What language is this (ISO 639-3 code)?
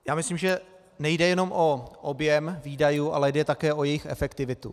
ces